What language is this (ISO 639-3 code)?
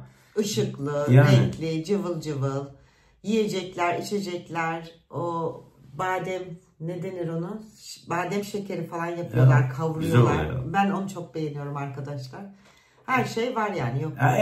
tur